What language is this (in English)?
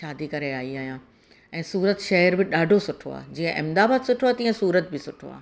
Sindhi